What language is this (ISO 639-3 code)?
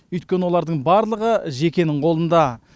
kaz